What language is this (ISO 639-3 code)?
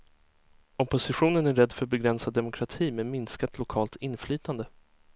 swe